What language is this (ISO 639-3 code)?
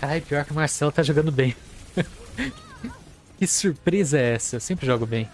por